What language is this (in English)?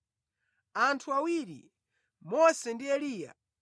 Nyanja